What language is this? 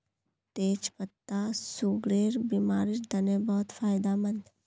Magahi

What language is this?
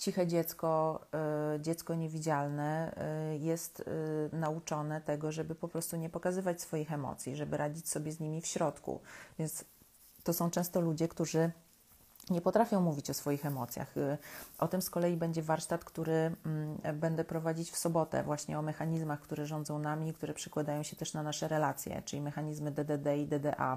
Polish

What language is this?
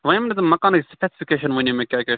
Kashmiri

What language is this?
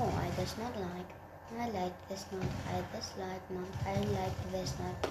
German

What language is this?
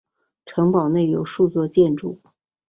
Chinese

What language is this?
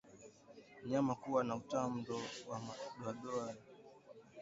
Swahili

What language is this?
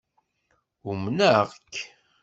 Kabyle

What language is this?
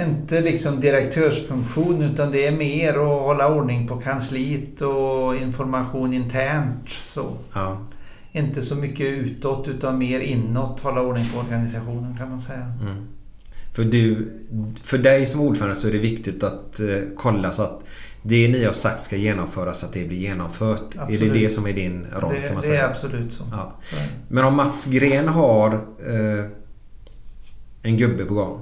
Swedish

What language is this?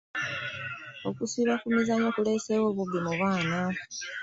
Ganda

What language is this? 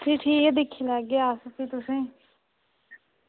Dogri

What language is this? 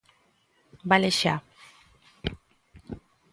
Galician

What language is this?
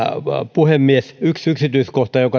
Finnish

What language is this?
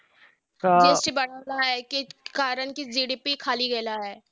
Marathi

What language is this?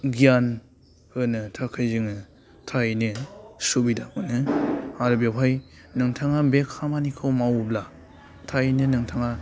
Bodo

